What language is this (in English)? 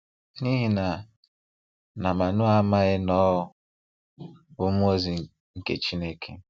Igbo